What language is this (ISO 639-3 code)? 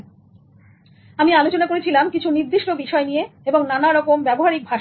ben